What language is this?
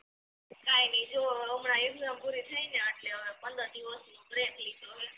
Gujarati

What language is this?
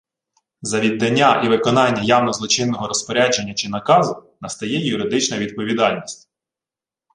Ukrainian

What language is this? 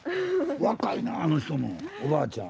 Japanese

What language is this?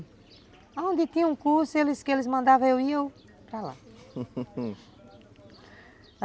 Portuguese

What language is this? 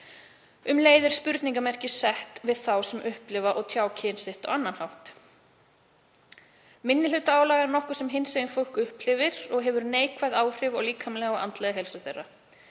Icelandic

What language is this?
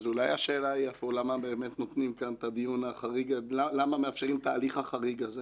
Hebrew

